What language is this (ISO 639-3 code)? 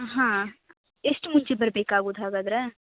kan